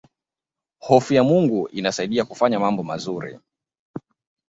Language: Swahili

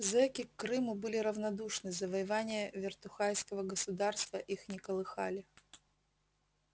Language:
Russian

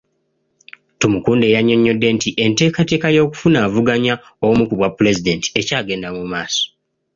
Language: Ganda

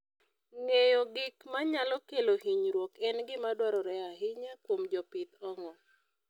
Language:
Luo (Kenya and Tanzania)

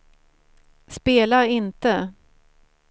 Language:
Swedish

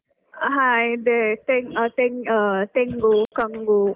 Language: Kannada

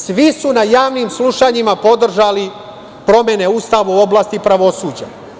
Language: Serbian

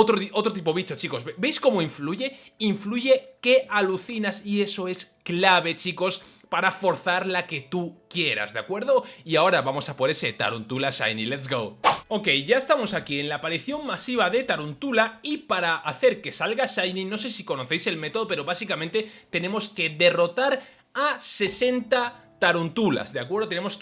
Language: Spanish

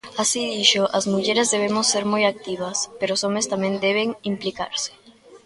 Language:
Galician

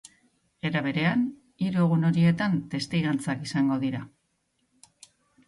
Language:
Basque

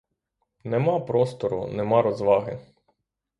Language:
Ukrainian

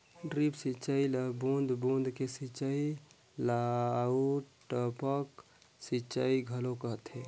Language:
Chhattisgarhi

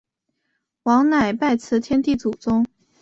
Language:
Chinese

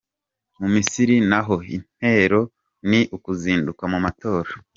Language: Kinyarwanda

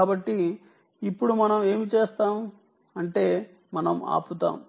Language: Telugu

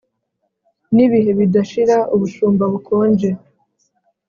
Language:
Kinyarwanda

